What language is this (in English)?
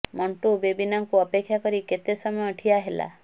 Odia